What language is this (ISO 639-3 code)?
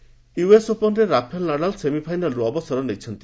ori